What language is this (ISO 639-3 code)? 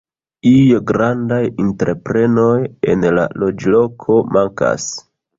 epo